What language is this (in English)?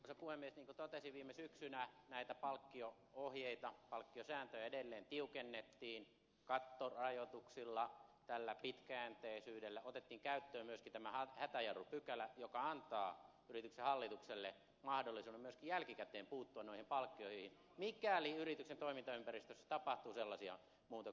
Finnish